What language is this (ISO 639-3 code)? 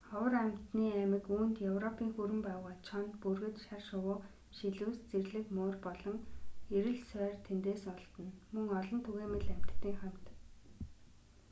mon